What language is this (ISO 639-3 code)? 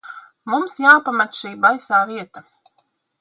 lav